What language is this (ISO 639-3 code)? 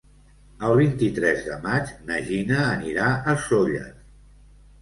cat